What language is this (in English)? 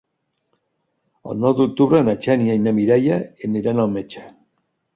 Catalan